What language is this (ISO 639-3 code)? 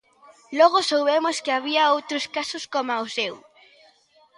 glg